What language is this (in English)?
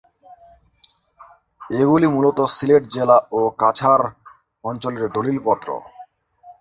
Bangla